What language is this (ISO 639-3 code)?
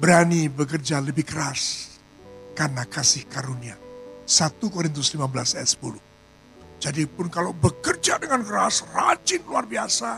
ind